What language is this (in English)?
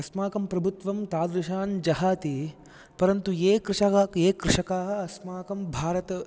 Sanskrit